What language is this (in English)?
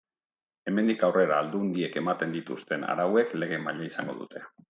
Basque